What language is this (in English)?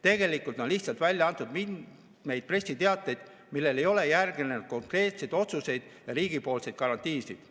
Estonian